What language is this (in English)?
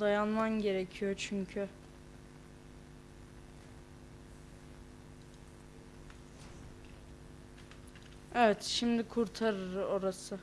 Turkish